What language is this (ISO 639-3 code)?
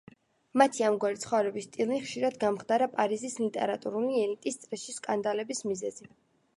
kat